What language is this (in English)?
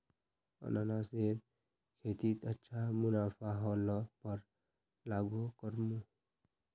Magahi